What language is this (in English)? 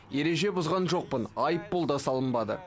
Kazakh